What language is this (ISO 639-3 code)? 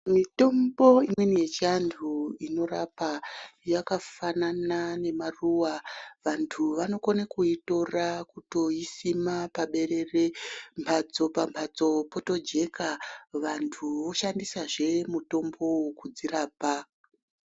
ndc